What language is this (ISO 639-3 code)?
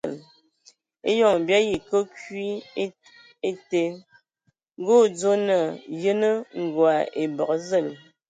ewo